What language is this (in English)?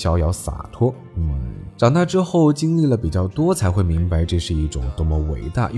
Chinese